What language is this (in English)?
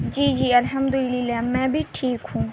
Urdu